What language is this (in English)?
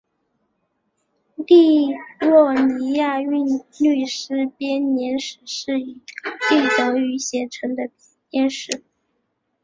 Chinese